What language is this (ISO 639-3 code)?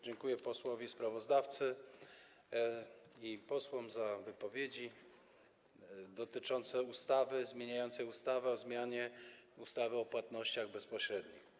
pol